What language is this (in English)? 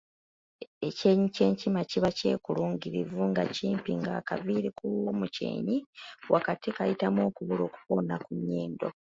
Ganda